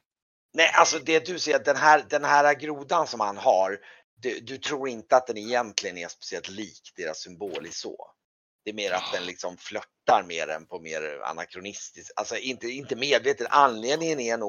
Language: Swedish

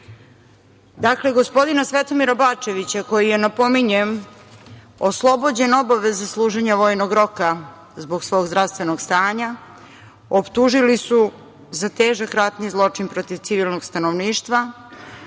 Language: Serbian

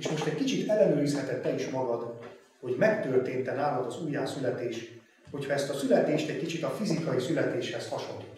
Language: Hungarian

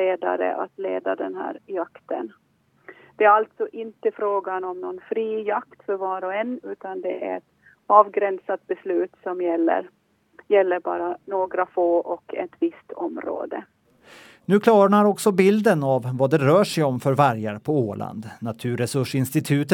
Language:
Swedish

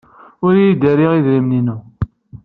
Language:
Kabyle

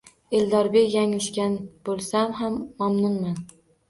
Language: Uzbek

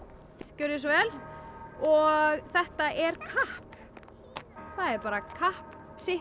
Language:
Icelandic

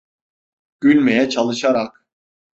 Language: Turkish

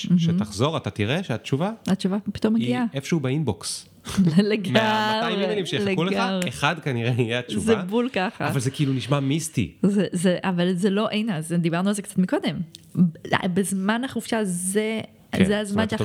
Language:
Hebrew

